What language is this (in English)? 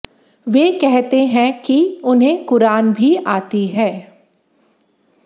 Hindi